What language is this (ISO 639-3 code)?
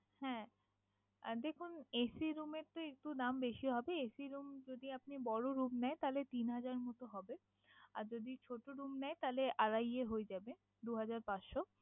ben